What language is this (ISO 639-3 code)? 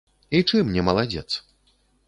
bel